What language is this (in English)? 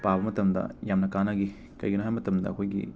Manipuri